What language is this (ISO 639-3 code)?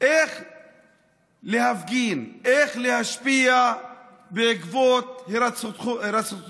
heb